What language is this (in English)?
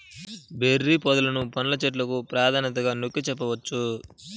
Telugu